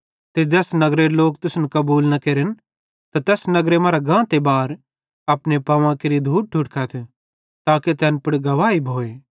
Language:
Bhadrawahi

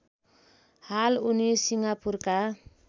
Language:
Nepali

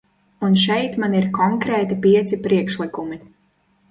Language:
Latvian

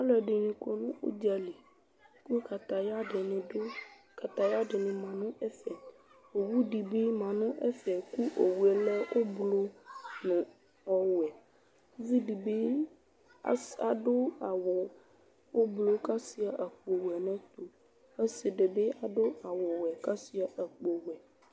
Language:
Ikposo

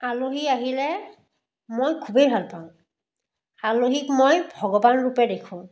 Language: Assamese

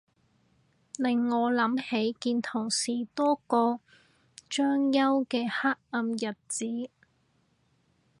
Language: Cantonese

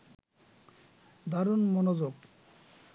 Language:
Bangla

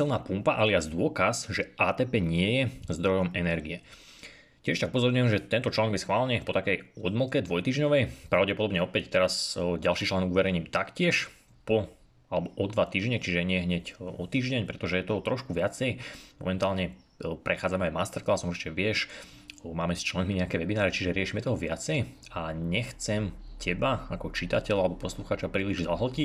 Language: Slovak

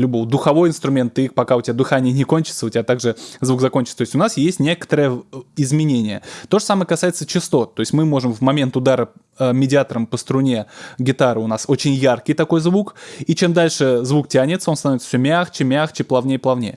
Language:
Russian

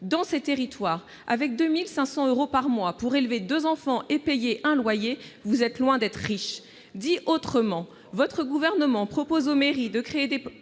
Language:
French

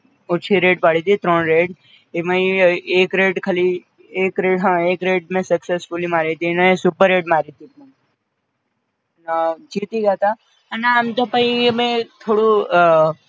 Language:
Gujarati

